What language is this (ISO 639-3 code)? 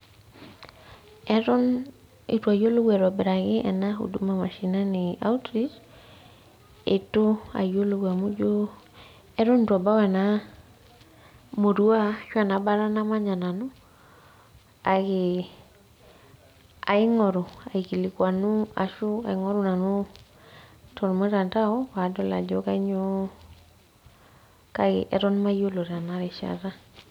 mas